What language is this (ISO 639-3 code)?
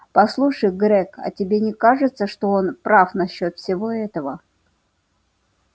rus